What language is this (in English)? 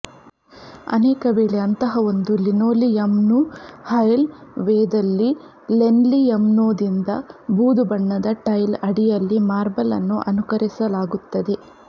Kannada